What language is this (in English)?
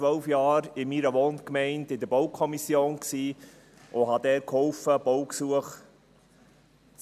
Swiss German